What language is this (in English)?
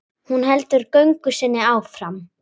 Icelandic